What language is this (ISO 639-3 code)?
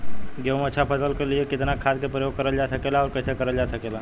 bho